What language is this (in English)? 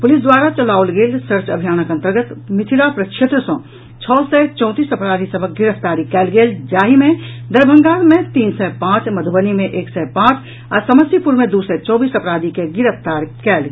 Maithili